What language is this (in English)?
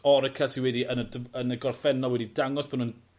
Welsh